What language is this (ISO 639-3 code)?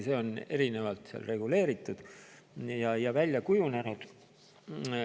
est